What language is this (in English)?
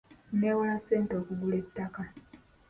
Ganda